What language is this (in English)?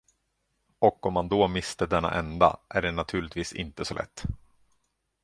Swedish